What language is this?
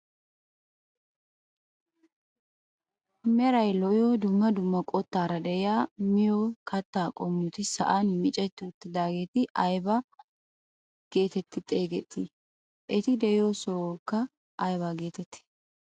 Wolaytta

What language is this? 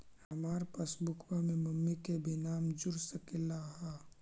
Magahi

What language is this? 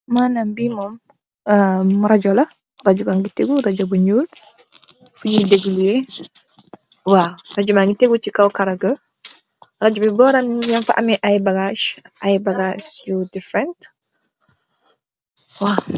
Wolof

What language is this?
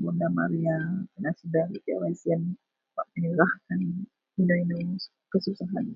Central Melanau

